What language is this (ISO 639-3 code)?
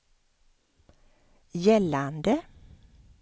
swe